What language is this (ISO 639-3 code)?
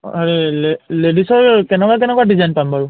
asm